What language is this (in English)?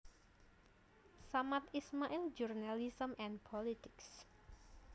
Javanese